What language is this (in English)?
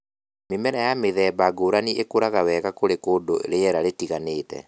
Kikuyu